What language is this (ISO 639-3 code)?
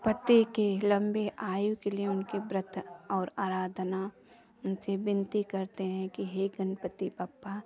hin